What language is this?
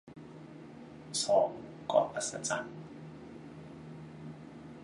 Thai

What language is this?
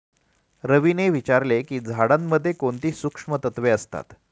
Marathi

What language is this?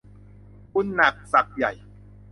Thai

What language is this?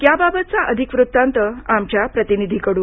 Marathi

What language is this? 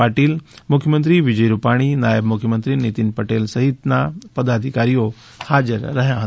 Gujarati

